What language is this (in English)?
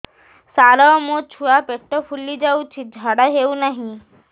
Odia